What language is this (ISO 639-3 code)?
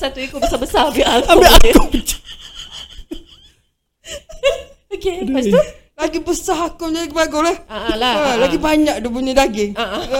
msa